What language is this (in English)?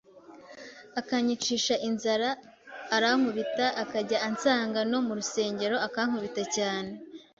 Kinyarwanda